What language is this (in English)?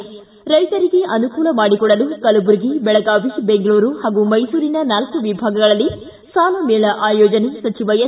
Kannada